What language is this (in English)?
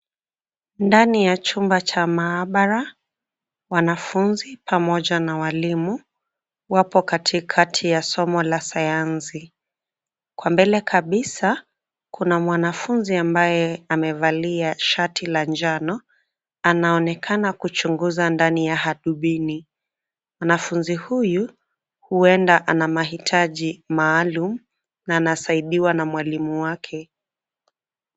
Swahili